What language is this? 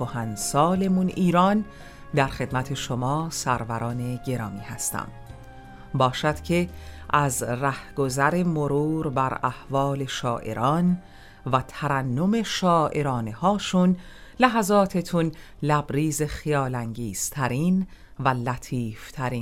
Persian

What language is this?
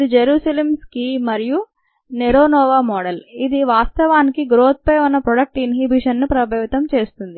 Telugu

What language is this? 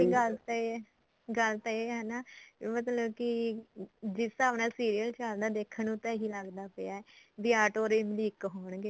Punjabi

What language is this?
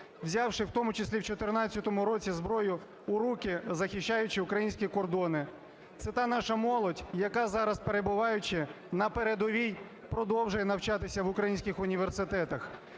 Ukrainian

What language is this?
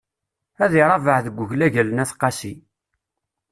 Kabyle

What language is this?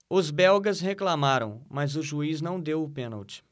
Portuguese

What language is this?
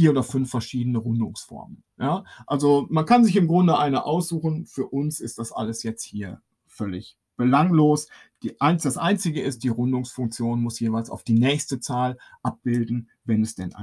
German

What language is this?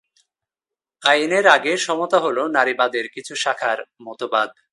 Bangla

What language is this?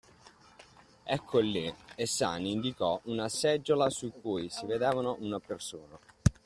Italian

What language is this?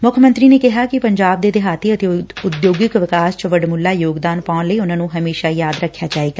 Punjabi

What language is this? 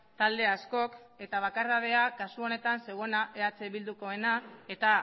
Basque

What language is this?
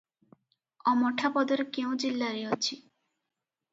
Odia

